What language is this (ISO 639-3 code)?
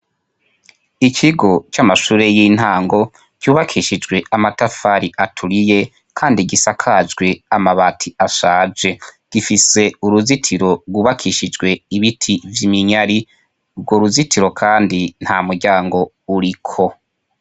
run